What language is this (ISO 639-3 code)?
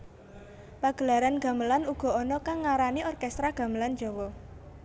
jav